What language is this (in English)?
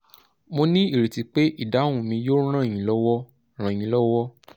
Yoruba